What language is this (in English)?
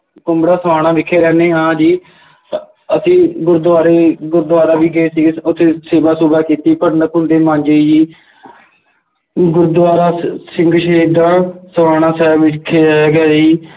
Punjabi